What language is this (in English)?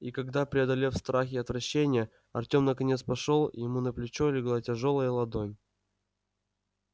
Russian